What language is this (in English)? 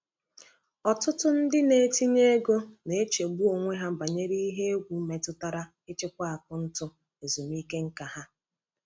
Igbo